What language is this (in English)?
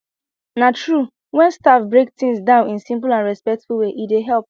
Nigerian Pidgin